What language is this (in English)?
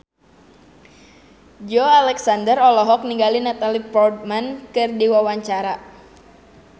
Sundanese